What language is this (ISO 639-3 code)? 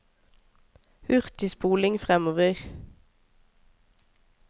nor